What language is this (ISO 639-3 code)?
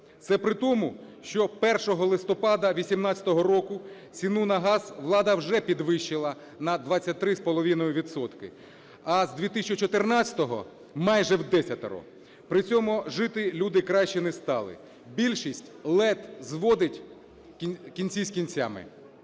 ukr